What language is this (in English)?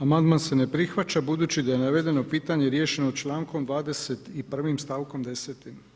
Croatian